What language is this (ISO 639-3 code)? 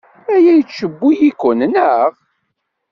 kab